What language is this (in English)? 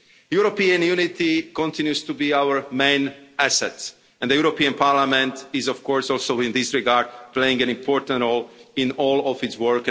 English